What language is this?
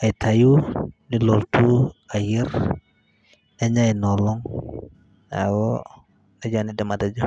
Masai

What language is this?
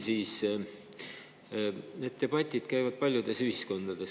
Estonian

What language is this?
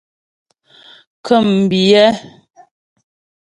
Ghomala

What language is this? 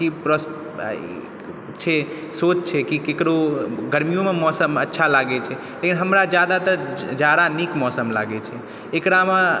Maithili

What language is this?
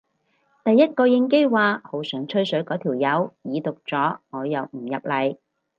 Cantonese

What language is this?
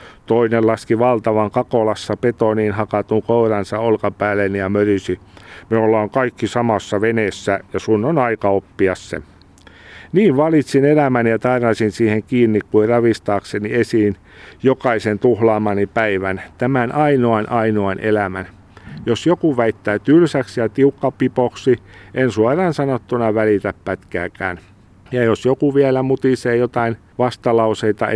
Finnish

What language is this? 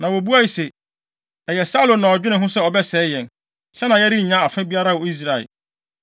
Akan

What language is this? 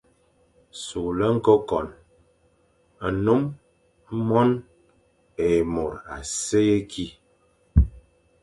Fang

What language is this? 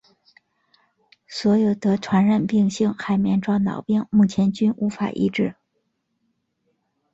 Chinese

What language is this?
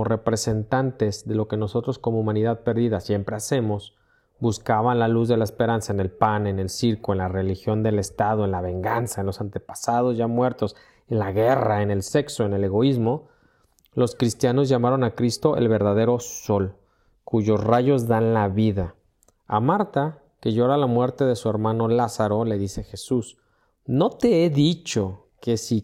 Spanish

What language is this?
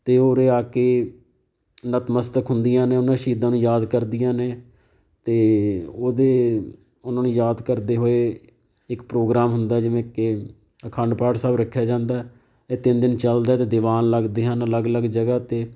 Punjabi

